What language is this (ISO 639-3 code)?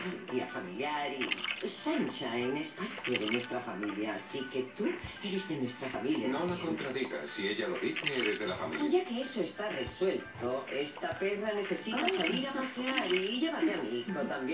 spa